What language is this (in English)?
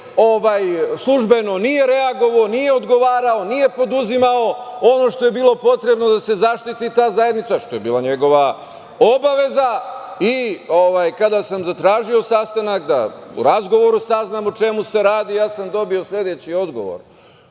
Serbian